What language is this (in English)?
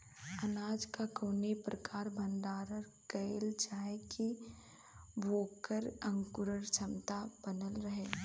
Bhojpuri